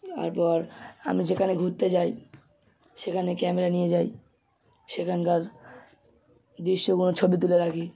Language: Bangla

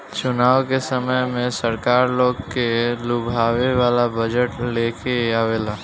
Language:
Bhojpuri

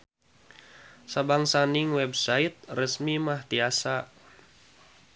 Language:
Sundanese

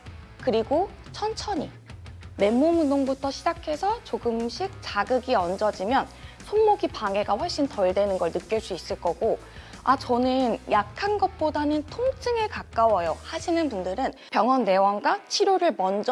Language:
Korean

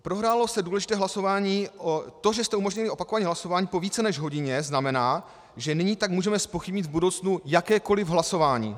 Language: Czech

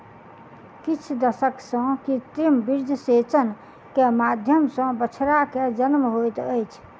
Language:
Maithili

